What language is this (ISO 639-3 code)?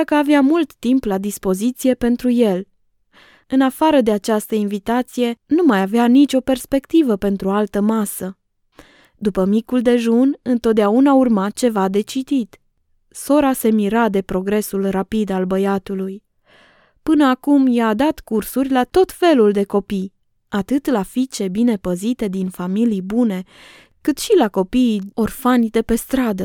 ron